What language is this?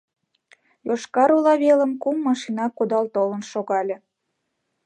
Mari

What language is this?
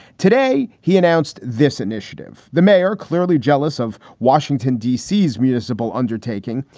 English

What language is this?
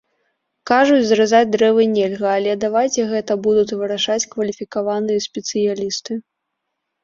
Belarusian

